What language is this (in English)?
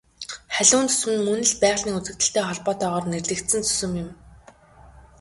Mongolian